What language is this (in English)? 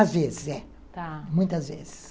Portuguese